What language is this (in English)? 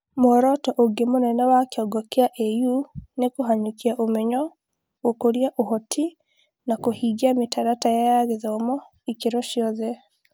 Kikuyu